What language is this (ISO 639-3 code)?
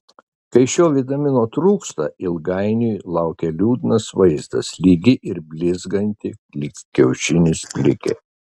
lit